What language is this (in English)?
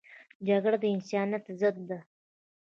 Pashto